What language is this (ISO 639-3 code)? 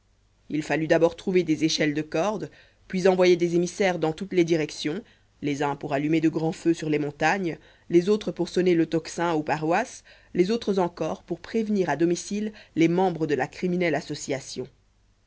fra